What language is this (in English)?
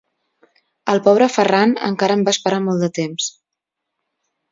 Catalan